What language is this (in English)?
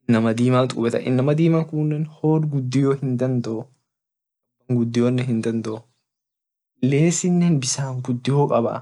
Orma